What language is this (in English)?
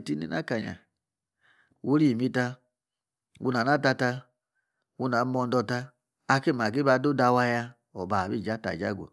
Yace